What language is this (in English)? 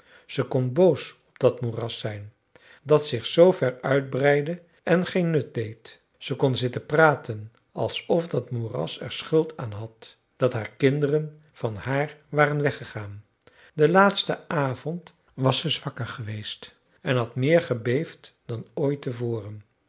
Dutch